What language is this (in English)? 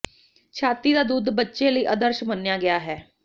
Punjabi